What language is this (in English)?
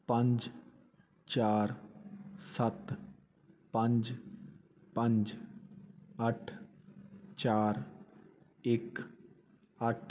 Punjabi